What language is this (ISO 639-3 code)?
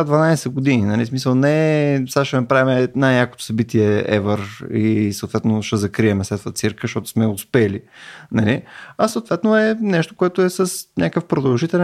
bul